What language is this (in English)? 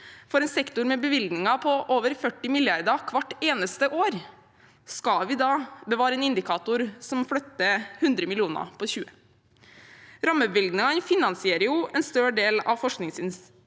Norwegian